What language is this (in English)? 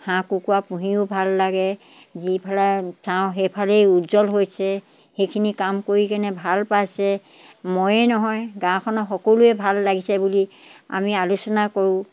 Assamese